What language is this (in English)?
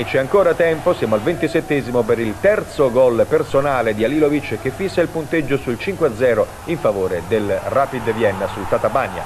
Italian